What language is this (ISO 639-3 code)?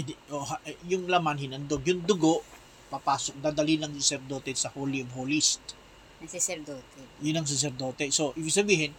fil